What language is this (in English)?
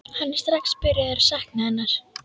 Icelandic